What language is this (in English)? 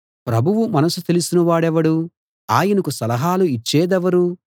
Telugu